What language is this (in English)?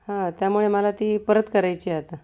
Marathi